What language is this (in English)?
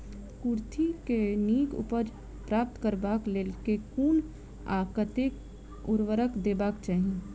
Maithili